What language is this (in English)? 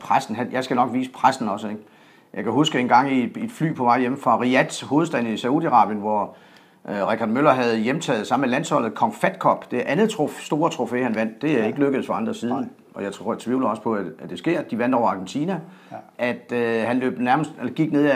Danish